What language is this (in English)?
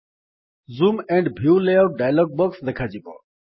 Odia